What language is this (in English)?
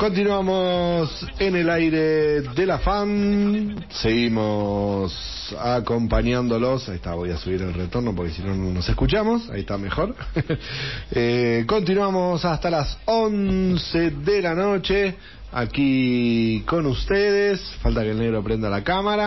Spanish